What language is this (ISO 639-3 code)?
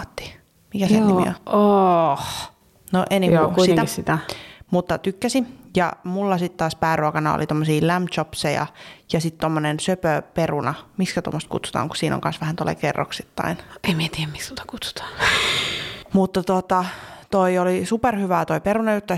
fin